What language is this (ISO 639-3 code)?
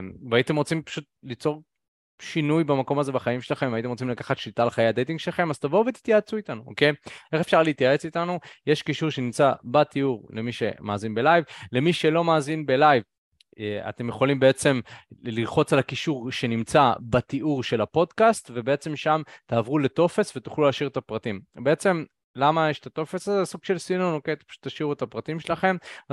heb